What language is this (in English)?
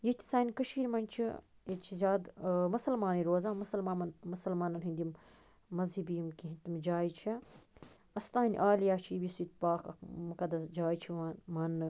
Kashmiri